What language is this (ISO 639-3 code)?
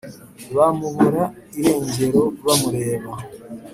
kin